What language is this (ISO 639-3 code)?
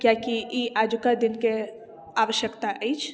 mai